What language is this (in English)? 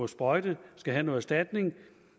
Danish